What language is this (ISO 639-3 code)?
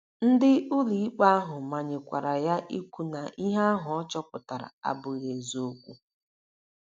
ibo